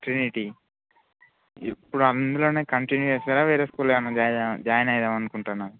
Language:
Telugu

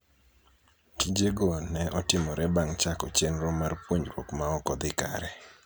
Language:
Luo (Kenya and Tanzania)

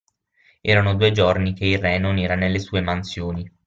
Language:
Italian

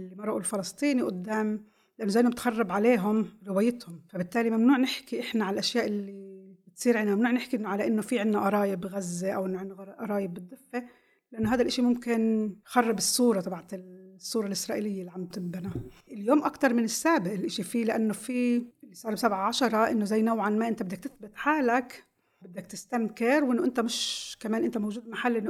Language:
Arabic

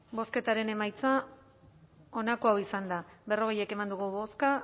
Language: Basque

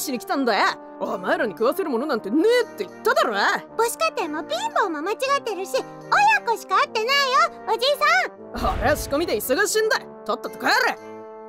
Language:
Japanese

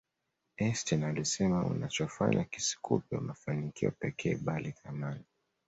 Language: Swahili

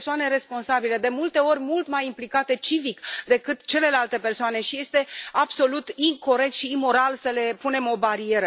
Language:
Romanian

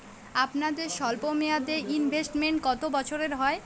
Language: Bangla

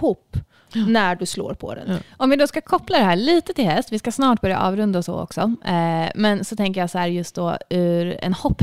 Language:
Swedish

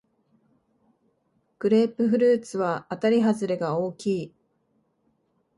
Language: Japanese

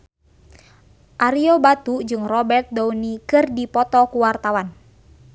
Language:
Sundanese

